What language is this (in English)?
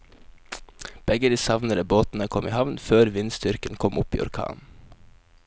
Norwegian